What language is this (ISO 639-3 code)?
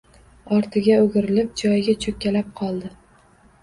uzb